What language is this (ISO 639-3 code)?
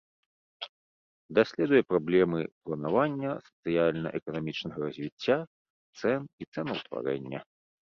bel